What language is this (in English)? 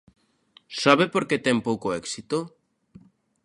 Galician